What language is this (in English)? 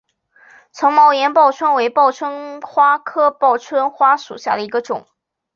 Chinese